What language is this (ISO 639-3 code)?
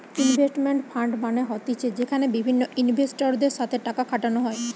ben